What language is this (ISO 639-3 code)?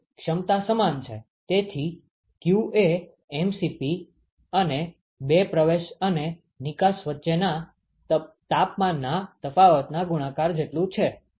guj